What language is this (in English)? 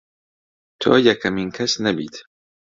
Central Kurdish